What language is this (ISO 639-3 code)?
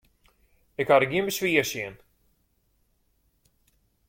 fry